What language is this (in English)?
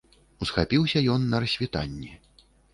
Belarusian